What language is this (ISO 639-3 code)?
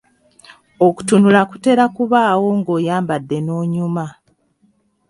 lug